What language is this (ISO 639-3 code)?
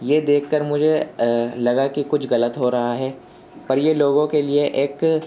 urd